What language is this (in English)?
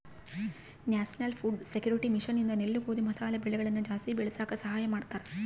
Kannada